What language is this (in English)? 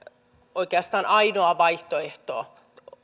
Finnish